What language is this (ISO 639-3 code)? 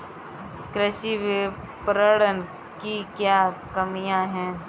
hin